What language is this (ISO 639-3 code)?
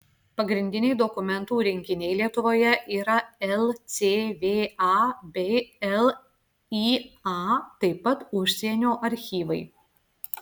lit